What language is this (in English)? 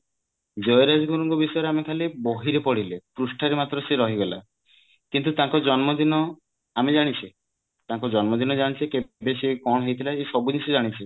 Odia